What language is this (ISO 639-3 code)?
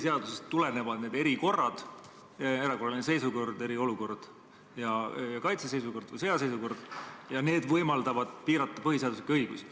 est